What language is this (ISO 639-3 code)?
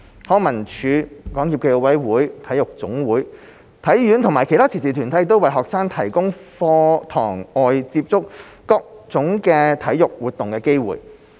yue